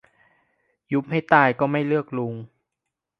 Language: Thai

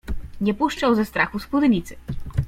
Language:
Polish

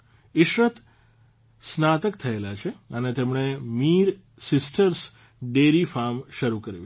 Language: Gujarati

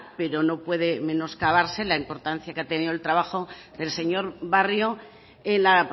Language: Spanish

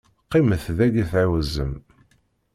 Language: Kabyle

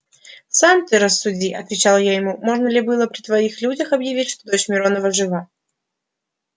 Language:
Russian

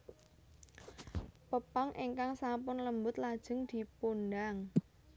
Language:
Javanese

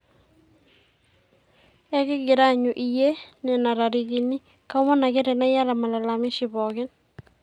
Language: Masai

